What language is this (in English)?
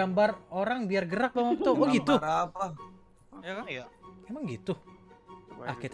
Indonesian